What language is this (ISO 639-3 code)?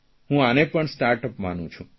guj